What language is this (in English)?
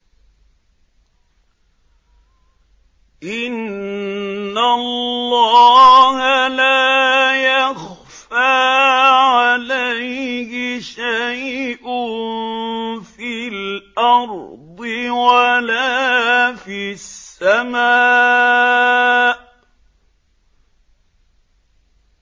Arabic